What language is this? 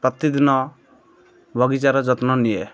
Odia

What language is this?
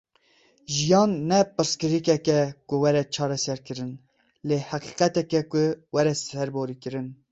Kurdish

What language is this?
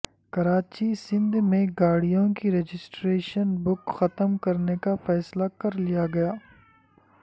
Urdu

